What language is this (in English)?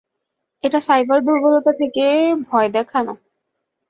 Bangla